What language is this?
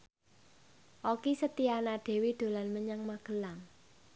Javanese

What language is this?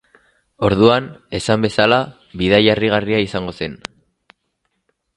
Basque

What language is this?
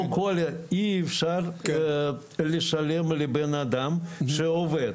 Hebrew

